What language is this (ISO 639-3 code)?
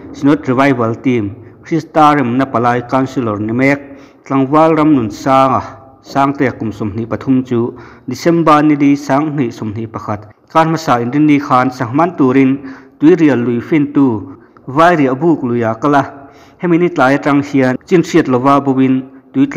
tha